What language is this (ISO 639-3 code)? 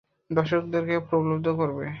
ben